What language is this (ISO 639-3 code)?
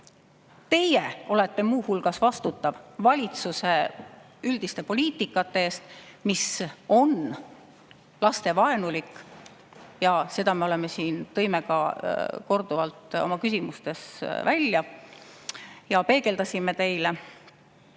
est